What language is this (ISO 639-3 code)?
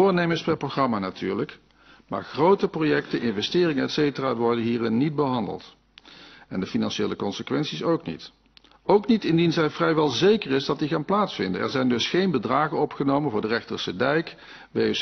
nld